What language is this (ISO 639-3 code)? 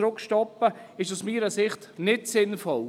gsw